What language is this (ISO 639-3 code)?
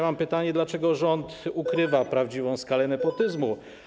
pol